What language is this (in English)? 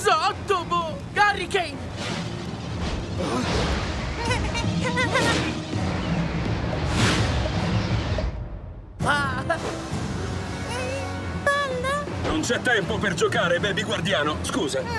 Italian